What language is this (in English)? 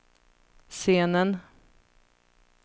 Swedish